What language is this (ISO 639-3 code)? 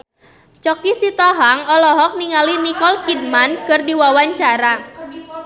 sun